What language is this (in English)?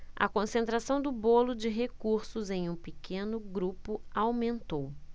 Portuguese